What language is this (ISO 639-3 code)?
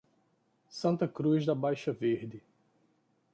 por